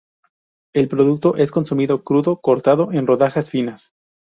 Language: Spanish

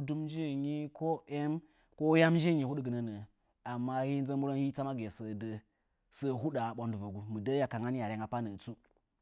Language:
Nzanyi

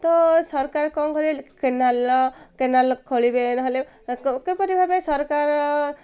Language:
Odia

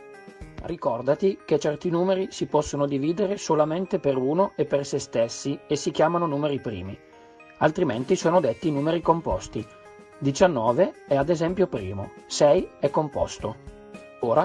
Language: Italian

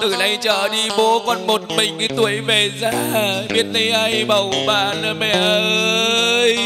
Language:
Vietnamese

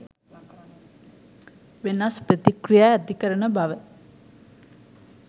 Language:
Sinhala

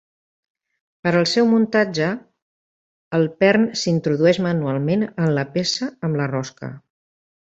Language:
Catalan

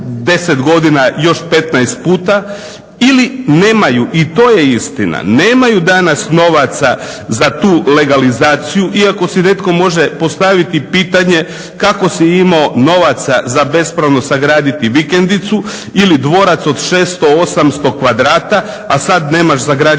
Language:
Croatian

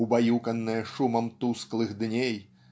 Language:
Russian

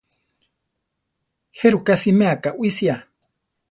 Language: Central Tarahumara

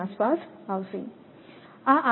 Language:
Gujarati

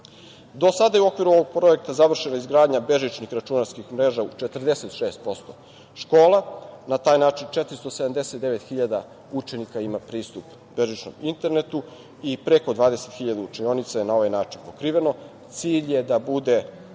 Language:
Serbian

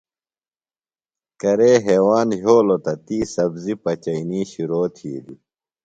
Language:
Phalura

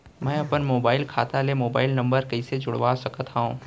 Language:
Chhattisgarhi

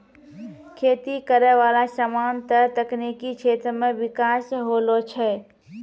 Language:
Maithili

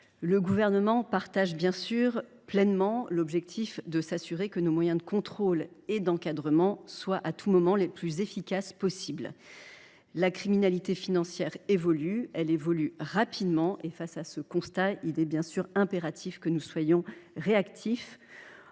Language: French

